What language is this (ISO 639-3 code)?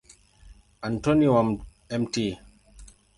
swa